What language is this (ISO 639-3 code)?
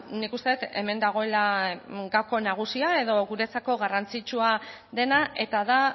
eus